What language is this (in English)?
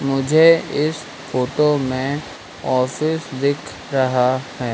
Hindi